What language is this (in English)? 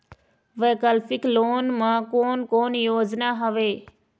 Chhattisgarhi